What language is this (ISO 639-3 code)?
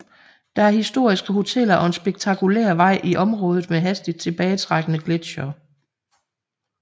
dan